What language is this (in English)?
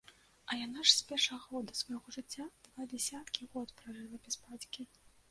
Belarusian